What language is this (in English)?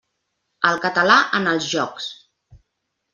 Catalan